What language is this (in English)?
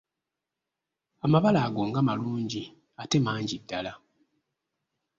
Ganda